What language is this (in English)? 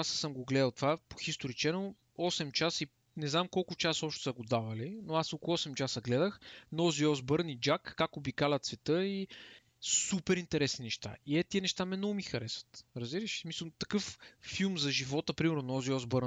Bulgarian